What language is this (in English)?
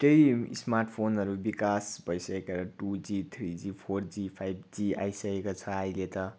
Nepali